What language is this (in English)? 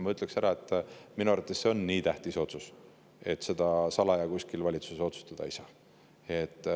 Estonian